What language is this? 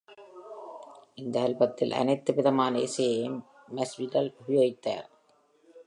Tamil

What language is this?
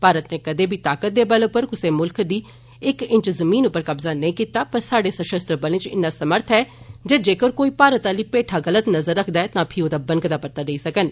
Dogri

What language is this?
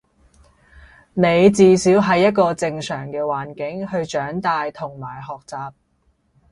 Cantonese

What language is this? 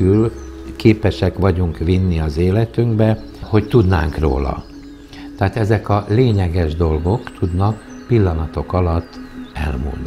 Hungarian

